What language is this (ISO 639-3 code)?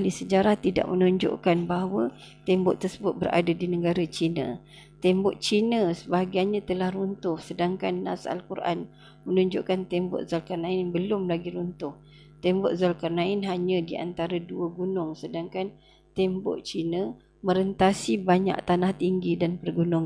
msa